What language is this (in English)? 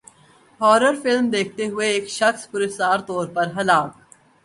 Urdu